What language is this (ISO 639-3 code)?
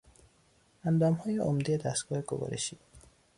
fas